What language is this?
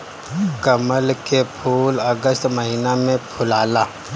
Bhojpuri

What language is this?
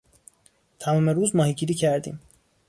Persian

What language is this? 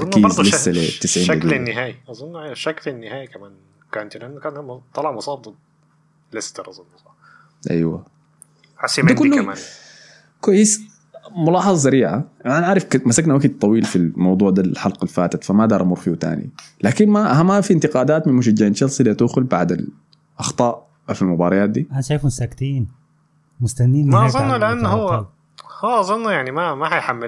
Arabic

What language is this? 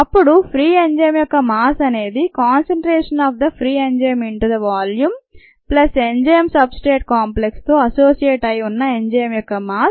Telugu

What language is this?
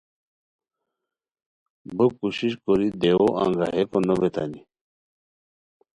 Khowar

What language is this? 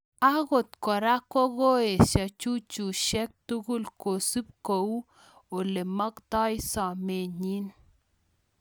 Kalenjin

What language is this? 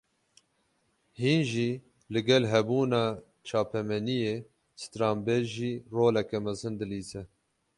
Kurdish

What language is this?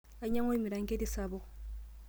Masai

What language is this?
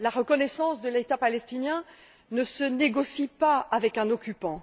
French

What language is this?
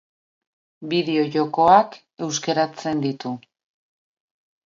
Basque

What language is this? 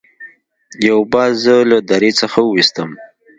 Pashto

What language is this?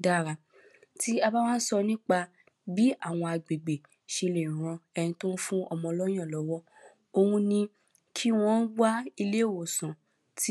Yoruba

